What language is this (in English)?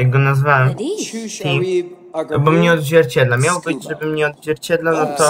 Polish